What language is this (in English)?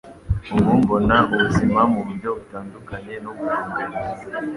Kinyarwanda